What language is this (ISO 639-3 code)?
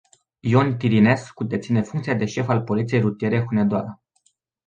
ron